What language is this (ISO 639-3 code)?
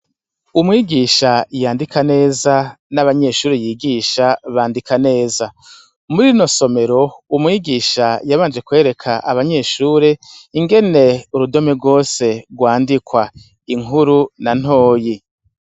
run